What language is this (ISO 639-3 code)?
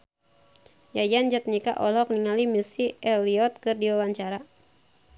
sun